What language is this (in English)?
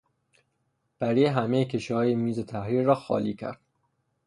Persian